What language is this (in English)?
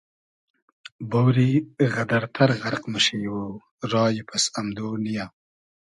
Hazaragi